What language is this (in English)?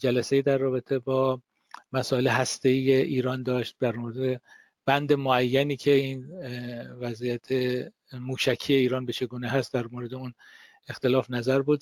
Persian